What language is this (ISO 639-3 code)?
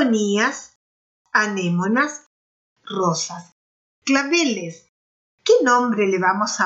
spa